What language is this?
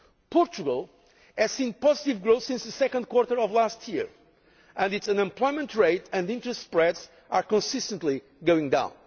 English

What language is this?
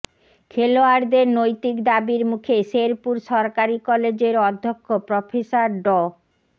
Bangla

